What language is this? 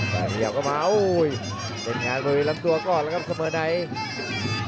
Thai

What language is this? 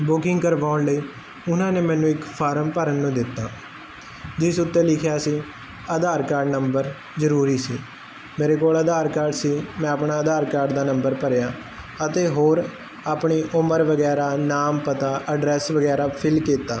Punjabi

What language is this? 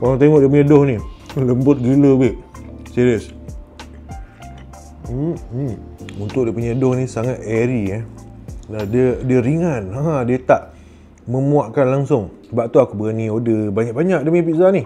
Malay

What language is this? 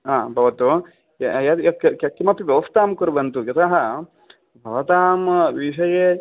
Sanskrit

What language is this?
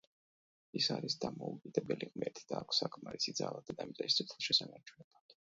Georgian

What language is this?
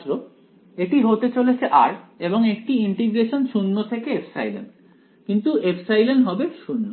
Bangla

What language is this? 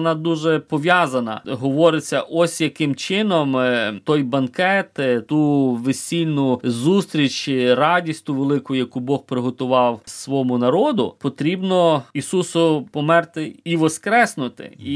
Ukrainian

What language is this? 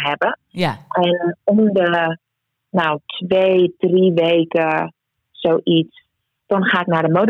Dutch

